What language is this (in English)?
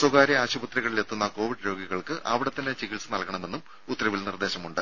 Malayalam